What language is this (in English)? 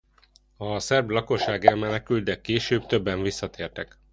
Hungarian